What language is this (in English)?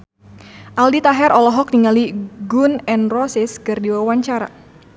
Sundanese